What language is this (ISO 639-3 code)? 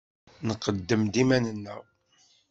kab